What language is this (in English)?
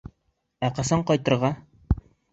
Bashkir